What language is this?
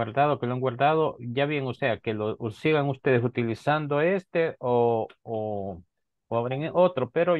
Spanish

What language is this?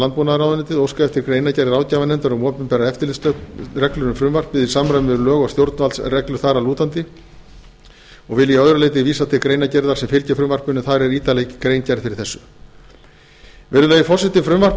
Icelandic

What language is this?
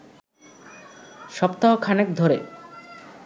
Bangla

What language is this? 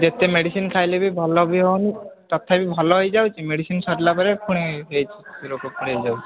Odia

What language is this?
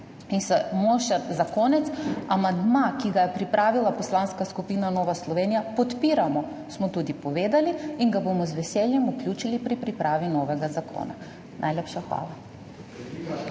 Slovenian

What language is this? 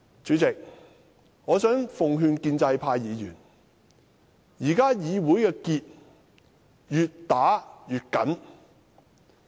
Cantonese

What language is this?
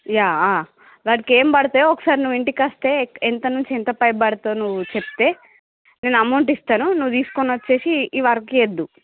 Telugu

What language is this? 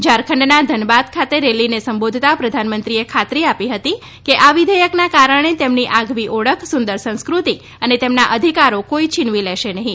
Gujarati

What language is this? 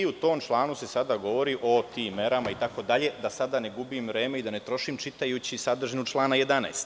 Serbian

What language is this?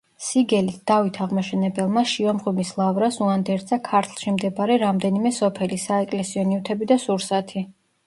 Georgian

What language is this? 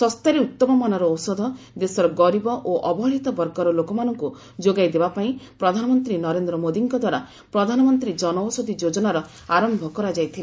Odia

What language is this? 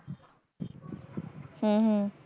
Punjabi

